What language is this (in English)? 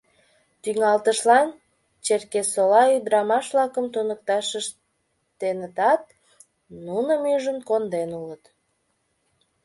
Mari